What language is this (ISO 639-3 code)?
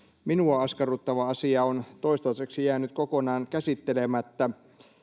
fin